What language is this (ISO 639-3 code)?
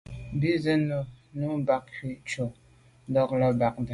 byv